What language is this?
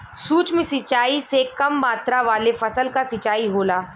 Bhojpuri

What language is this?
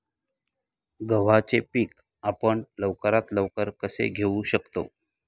Marathi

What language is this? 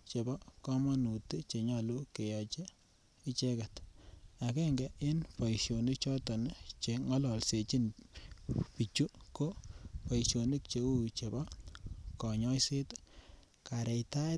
Kalenjin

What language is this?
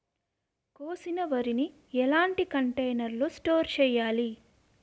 Telugu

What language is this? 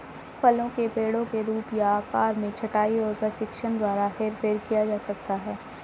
Hindi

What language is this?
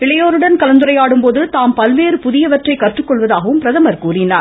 Tamil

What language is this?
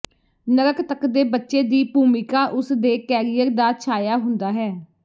Punjabi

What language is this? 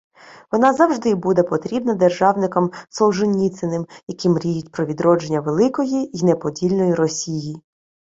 Ukrainian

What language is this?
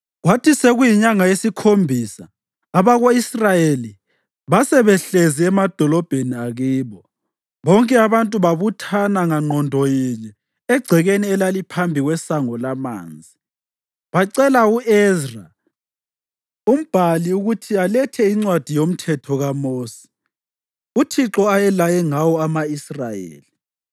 North Ndebele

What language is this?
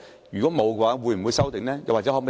Cantonese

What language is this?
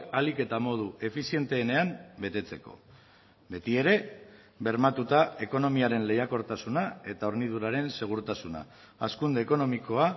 Basque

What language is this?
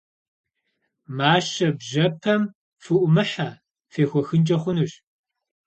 Kabardian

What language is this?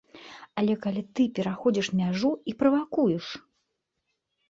Belarusian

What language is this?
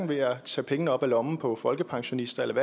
Danish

